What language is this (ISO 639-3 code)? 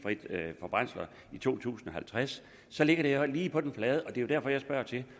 dan